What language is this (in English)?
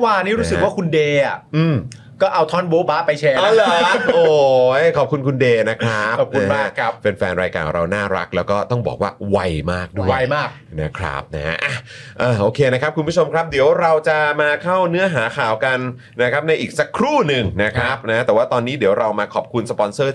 Thai